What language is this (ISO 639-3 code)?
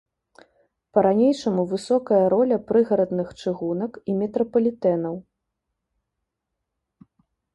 bel